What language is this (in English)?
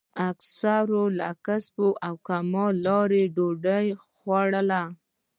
Pashto